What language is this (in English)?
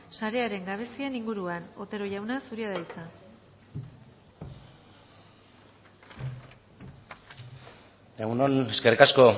Basque